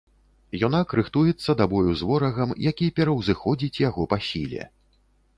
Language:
Belarusian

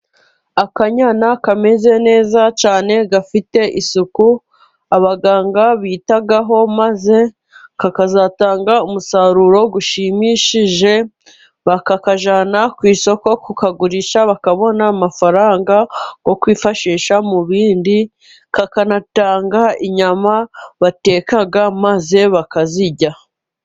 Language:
Kinyarwanda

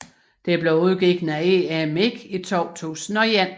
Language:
Danish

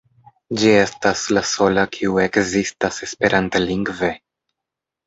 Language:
Esperanto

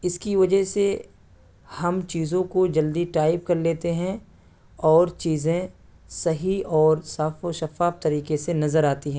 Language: Urdu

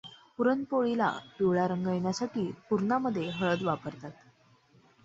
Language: Marathi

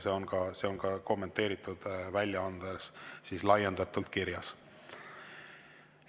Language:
Estonian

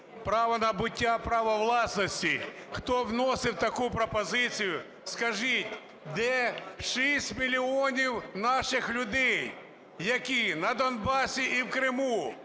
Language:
Ukrainian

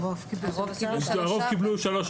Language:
Hebrew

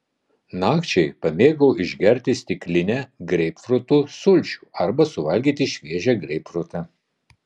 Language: Lithuanian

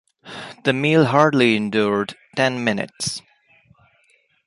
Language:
English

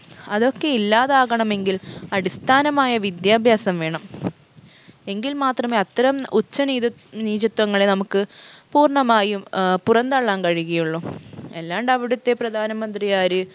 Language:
Malayalam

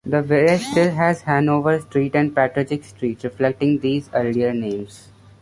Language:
English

